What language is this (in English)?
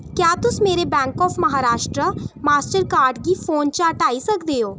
Dogri